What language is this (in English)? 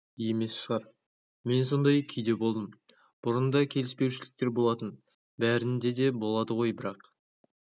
Kazakh